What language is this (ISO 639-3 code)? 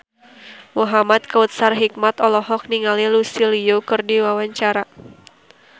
sun